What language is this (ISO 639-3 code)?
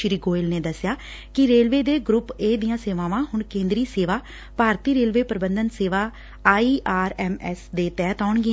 pan